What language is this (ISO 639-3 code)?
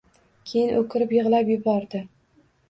uzb